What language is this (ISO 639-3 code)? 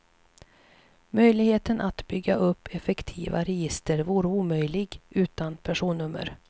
swe